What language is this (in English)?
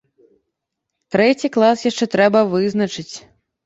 Belarusian